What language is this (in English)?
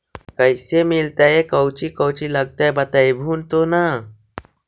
Magahi